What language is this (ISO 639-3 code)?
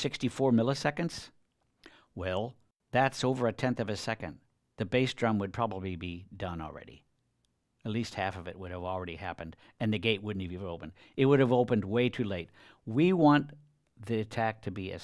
eng